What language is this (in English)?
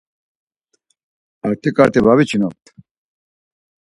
Laz